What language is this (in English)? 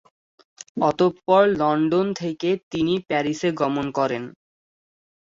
Bangla